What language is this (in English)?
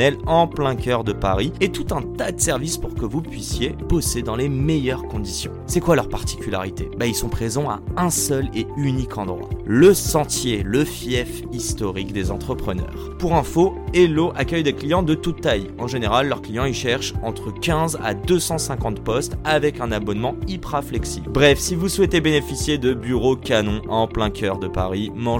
French